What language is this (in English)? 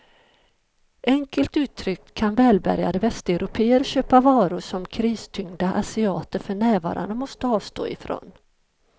Swedish